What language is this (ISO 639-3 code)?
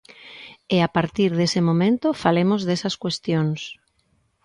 glg